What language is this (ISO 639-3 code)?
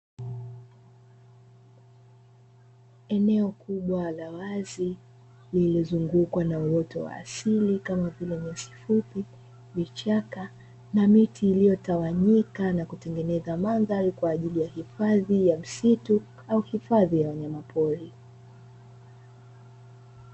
swa